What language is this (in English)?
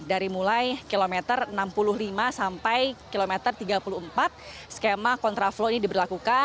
Indonesian